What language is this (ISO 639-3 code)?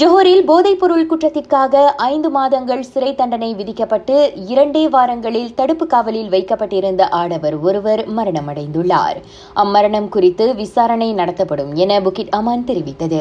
tam